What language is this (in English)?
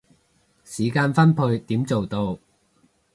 Cantonese